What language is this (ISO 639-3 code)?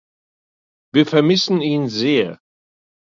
deu